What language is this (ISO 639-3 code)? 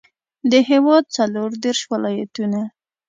pus